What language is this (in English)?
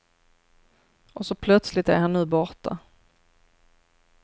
Swedish